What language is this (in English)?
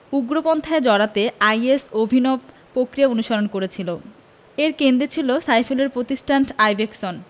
Bangla